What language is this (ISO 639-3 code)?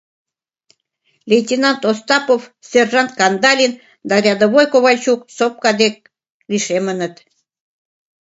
chm